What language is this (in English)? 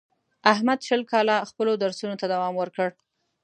Pashto